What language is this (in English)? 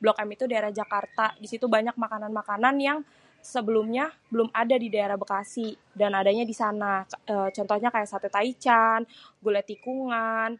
Betawi